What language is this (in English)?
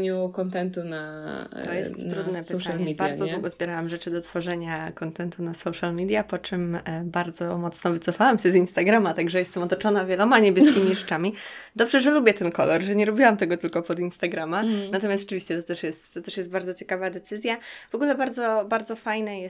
Polish